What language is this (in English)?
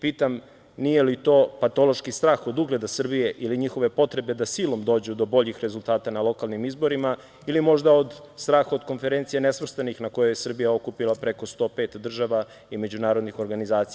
Serbian